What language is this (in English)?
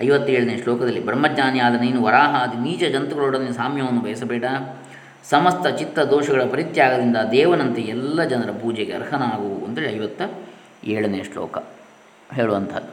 Kannada